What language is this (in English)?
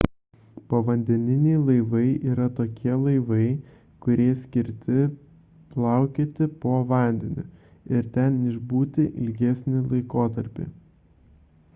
Lithuanian